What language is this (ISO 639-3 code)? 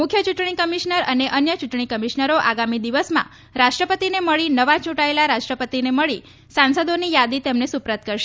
guj